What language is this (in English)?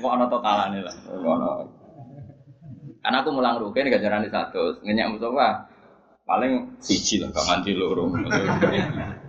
Indonesian